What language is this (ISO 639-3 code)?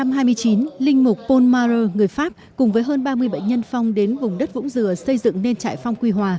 vie